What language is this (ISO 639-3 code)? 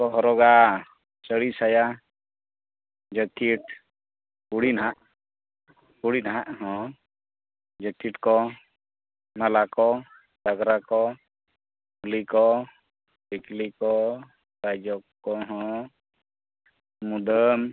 sat